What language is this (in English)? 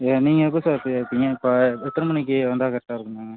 Tamil